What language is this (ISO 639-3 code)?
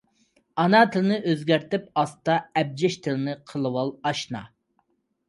uig